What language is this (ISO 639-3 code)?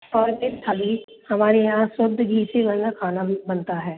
hin